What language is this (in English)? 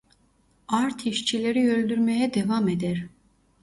Turkish